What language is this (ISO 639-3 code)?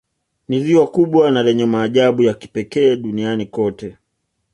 swa